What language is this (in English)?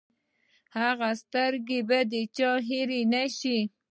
Pashto